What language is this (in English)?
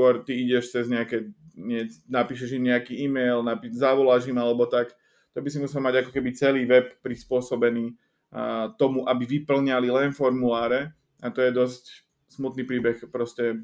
Slovak